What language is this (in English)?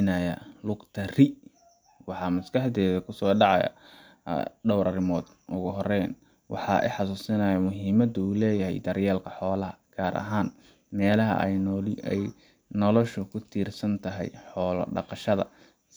Somali